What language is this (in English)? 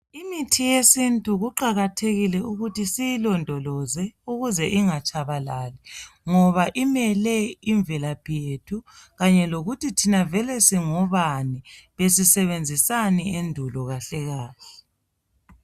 North Ndebele